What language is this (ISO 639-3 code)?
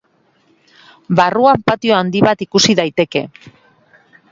eus